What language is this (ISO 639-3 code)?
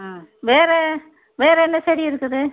tam